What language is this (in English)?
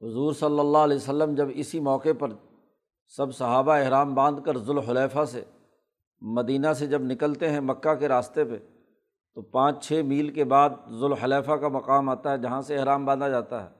Urdu